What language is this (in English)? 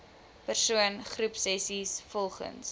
Afrikaans